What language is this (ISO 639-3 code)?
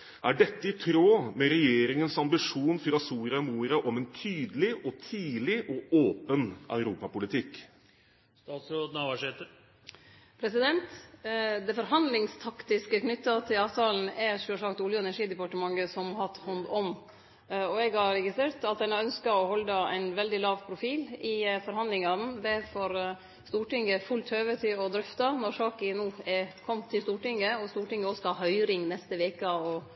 nor